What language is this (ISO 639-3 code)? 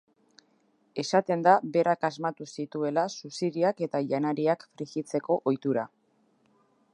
eus